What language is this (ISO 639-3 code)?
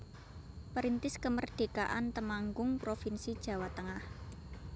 jav